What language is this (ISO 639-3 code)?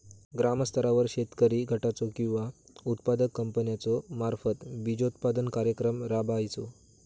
mar